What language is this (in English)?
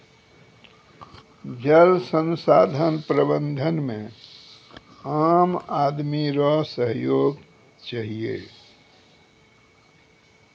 Maithili